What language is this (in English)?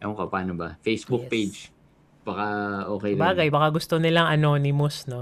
Filipino